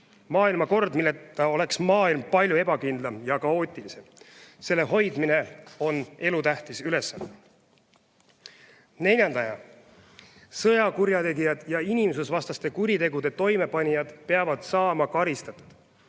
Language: Estonian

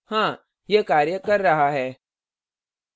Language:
Hindi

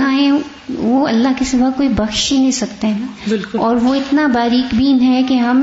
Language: Urdu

